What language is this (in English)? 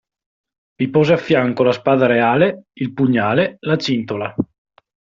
Italian